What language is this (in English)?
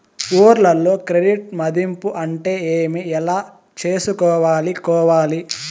Telugu